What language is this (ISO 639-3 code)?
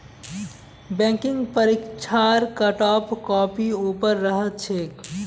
mag